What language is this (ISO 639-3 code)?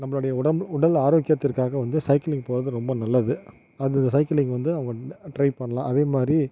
tam